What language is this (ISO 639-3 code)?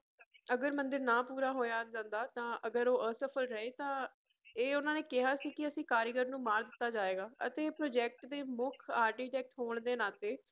pan